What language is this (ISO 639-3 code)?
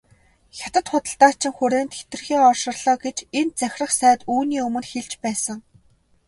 mon